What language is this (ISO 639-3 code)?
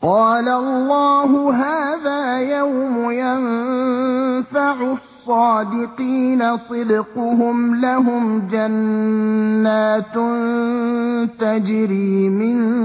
ara